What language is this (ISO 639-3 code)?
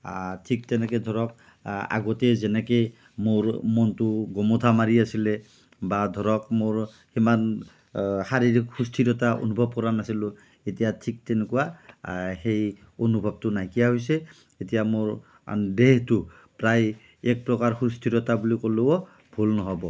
asm